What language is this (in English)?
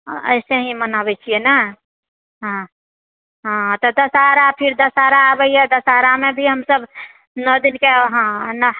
Maithili